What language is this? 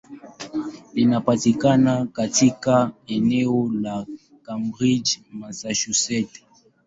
Swahili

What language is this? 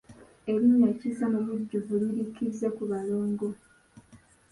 Ganda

